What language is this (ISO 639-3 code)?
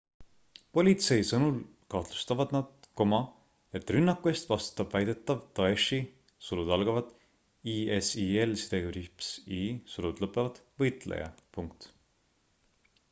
est